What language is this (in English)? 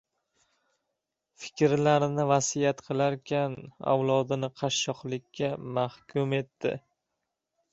Uzbek